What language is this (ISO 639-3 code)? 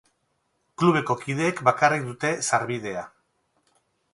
eus